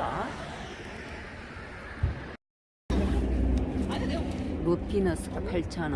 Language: Korean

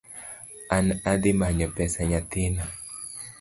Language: Luo (Kenya and Tanzania)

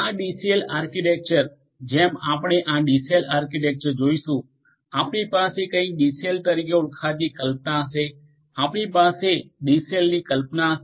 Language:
Gujarati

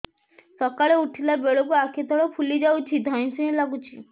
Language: Odia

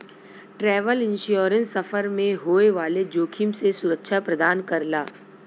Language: Bhojpuri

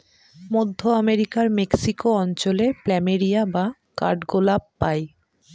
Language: Bangla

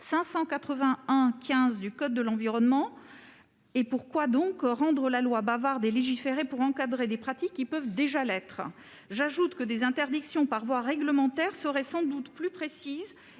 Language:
French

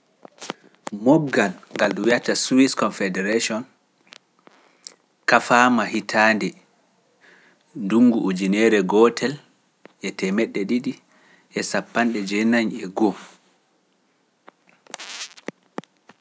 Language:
Pular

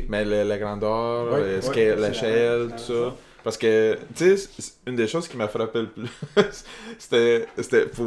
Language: French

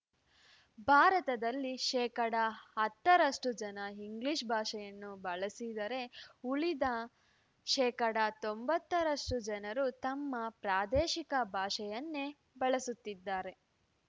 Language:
Kannada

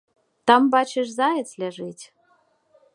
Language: Belarusian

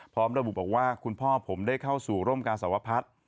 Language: Thai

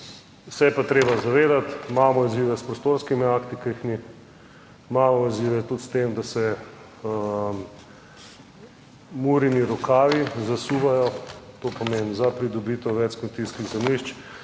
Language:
Slovenian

